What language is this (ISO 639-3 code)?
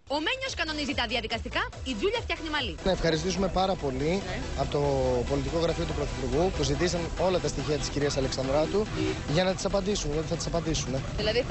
ell